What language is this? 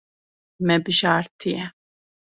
Kurdish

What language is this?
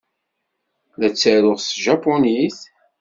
Kabyle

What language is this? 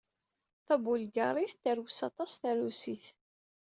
Kabyle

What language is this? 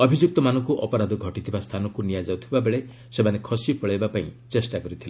Odia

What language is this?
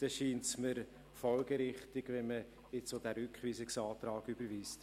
Swiss German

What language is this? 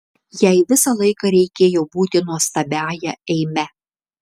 Lithuanian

